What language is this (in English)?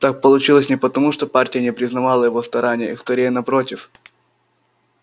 Russian